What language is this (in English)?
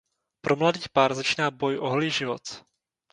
Czech